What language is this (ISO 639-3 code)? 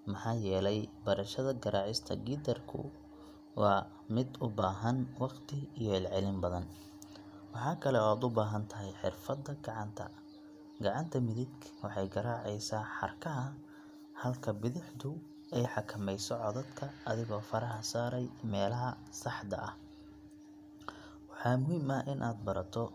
som